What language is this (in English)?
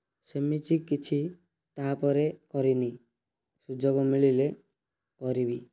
Odia